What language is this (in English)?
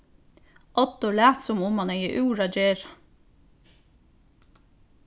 Faroese